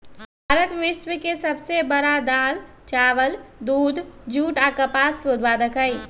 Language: Magahi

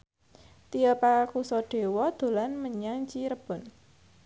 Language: Javanese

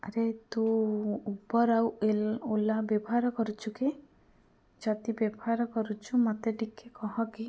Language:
Odia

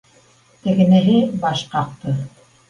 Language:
Bashkir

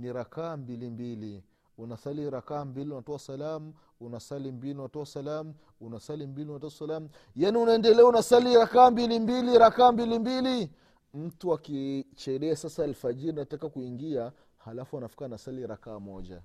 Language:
Swahili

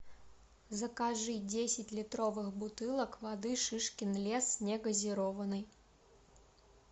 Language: Russian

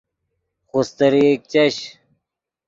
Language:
Yidgha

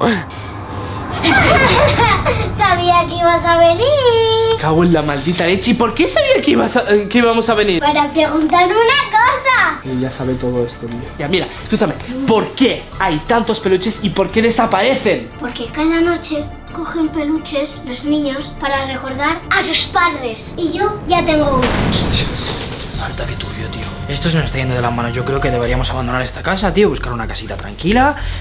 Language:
Spanish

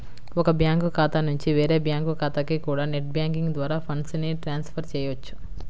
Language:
Telugu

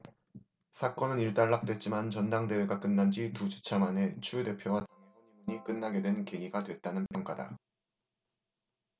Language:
Korean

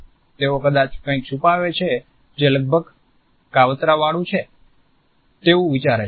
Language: Gujarati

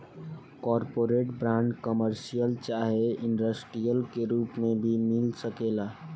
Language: Bhojpuri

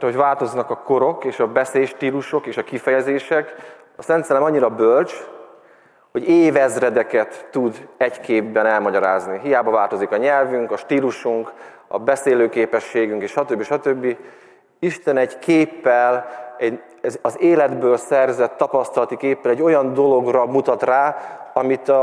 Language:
Hungarian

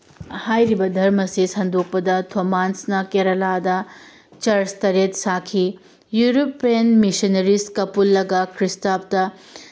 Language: Manipuri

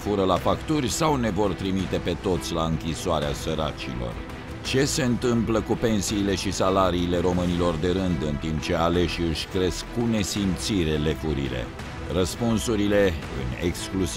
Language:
Romanian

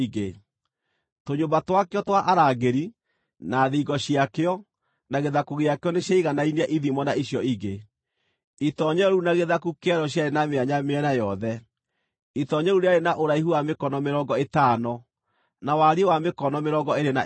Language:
Kikuyu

